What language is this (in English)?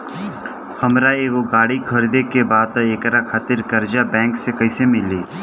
Bhojpuri